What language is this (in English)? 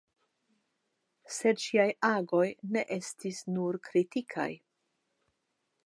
Esperanto